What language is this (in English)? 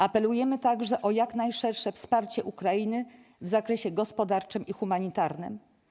Polish